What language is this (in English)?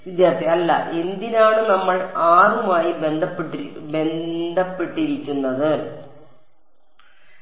Malayalam